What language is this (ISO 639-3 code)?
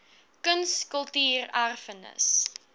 afr